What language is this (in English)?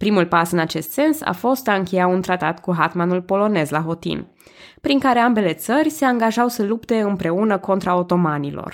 Romanian